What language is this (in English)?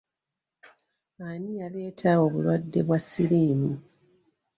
Ganda